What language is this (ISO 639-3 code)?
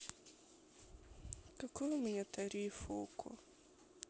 rus